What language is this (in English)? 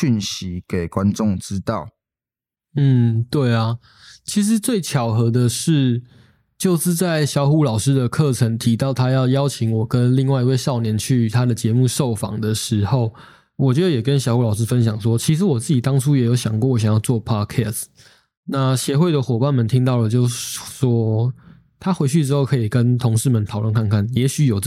Chinese